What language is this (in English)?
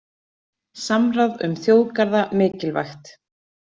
Icelandic